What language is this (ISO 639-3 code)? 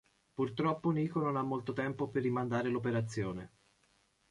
ita